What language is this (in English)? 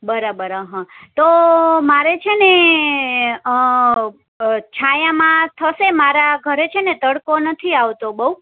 Gujarati